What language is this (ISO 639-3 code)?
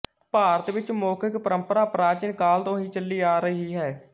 pan